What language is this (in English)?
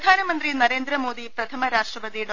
Malayalam